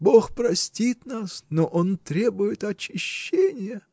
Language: Russian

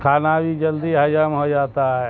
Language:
Urdu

